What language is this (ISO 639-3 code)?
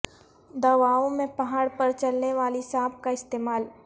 urd